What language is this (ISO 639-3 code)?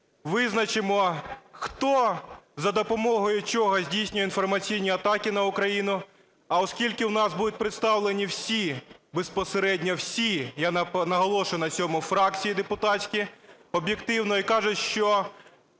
ukr